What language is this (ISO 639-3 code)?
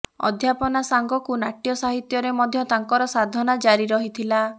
ori